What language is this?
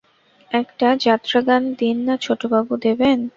Bangla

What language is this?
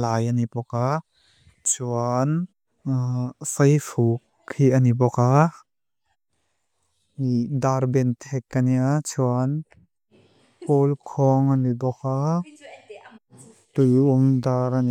Mizo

